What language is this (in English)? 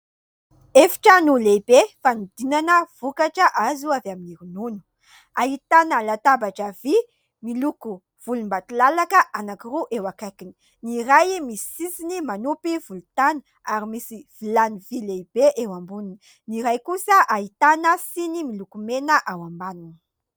Malagasy